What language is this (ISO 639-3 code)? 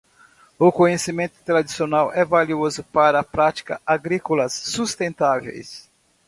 por